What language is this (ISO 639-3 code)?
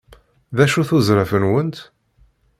kab